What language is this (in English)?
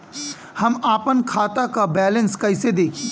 Bhojpuri